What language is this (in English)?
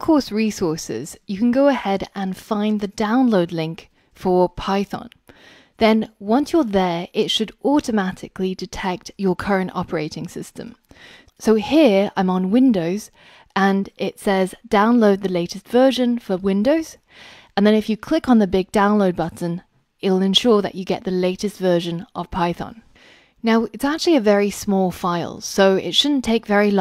English